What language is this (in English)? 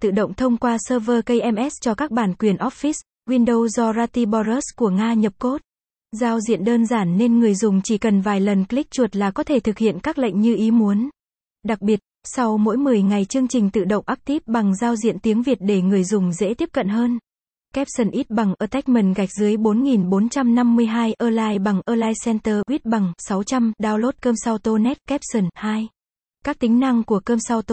Vietnamese